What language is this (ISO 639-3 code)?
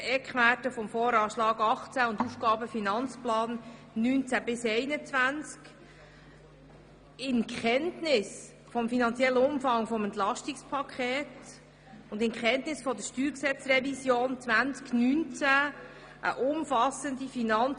gsw